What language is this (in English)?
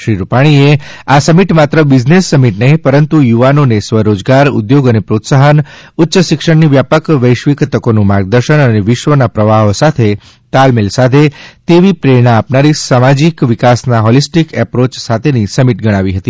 Gujarati